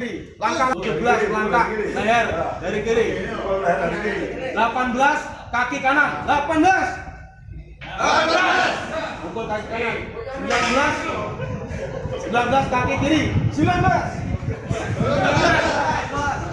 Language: Indonesian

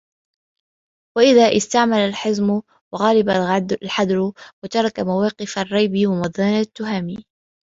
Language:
Arabic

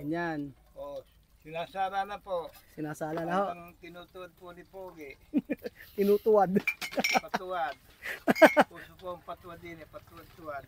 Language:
Filipino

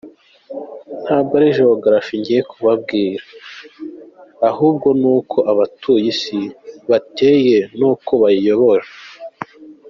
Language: Kinyarwanda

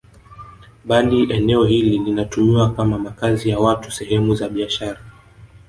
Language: Swahili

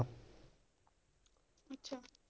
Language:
Punjabi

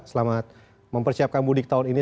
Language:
Indonesian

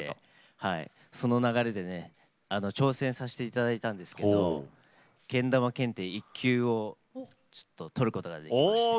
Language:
Japanese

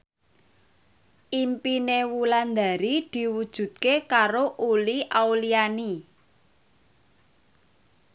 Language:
Javanese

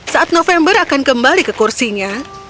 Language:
Indonesian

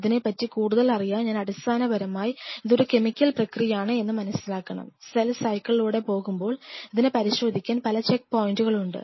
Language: Malayalam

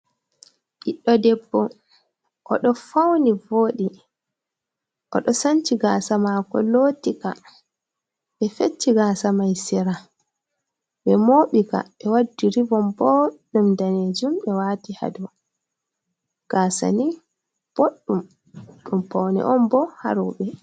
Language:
Fula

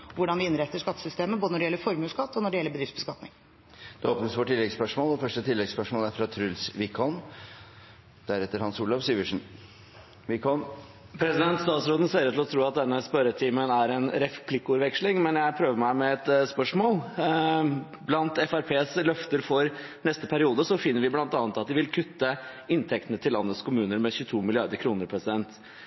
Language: Norwegian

